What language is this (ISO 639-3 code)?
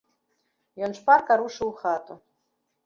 bel